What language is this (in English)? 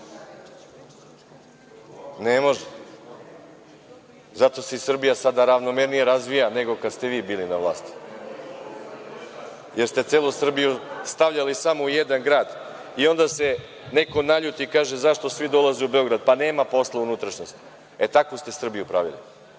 Serbian